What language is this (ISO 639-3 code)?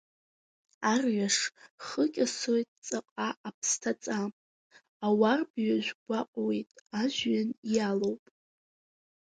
abk